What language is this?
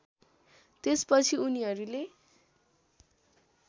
Nepali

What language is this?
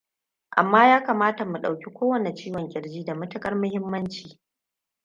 Hausa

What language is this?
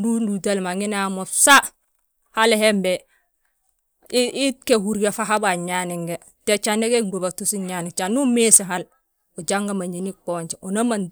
Balanta-Ganja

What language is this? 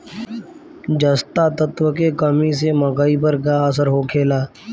Bhojpuri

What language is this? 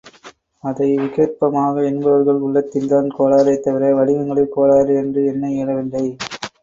Tamil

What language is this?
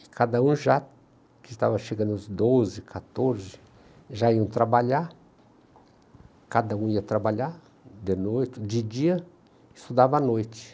Portuguese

